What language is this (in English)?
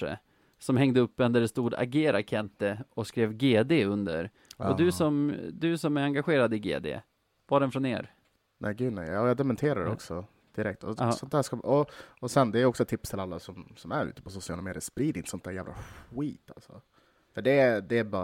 Swedish